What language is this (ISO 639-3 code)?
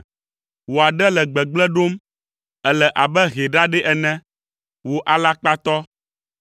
ewe